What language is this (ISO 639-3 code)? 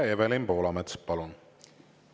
est